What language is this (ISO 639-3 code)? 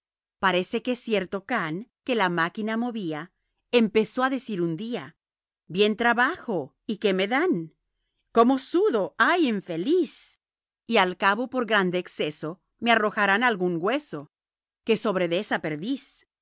spa